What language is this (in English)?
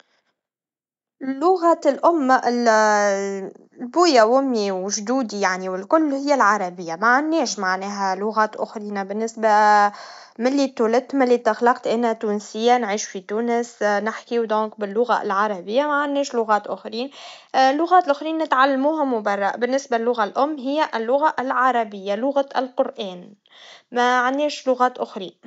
Tunisian Arabic